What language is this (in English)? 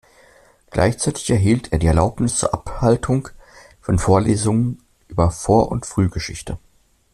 German